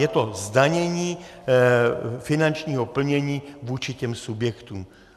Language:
Czech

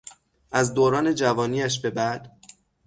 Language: Persian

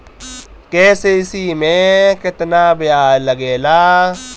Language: Bhojpuri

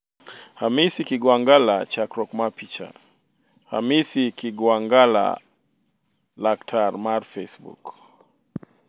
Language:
Luo (Kenya and Tanzania)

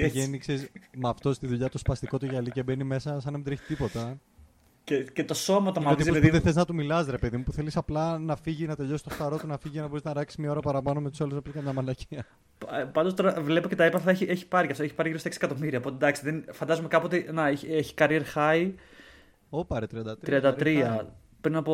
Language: Greek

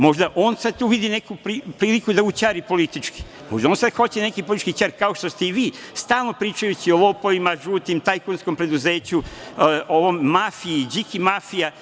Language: Serbian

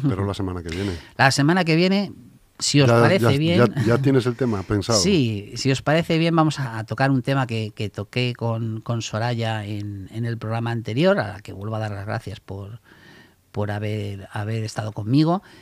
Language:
Spanish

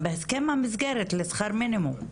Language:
Hebrew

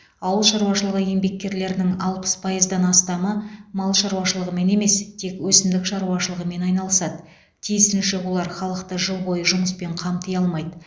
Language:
Kazakh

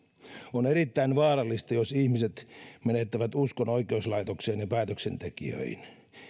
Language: Finnish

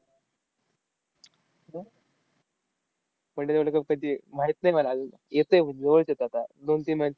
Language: Marathi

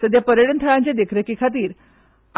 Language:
Konkani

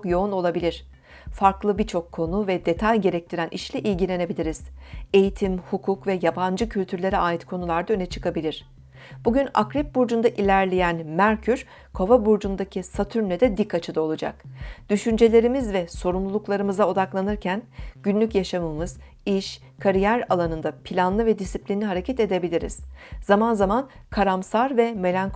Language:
Turkish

